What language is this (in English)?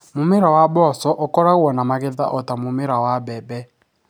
Kikuyu